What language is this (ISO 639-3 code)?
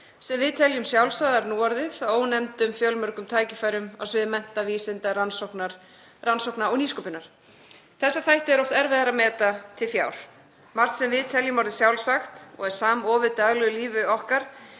isl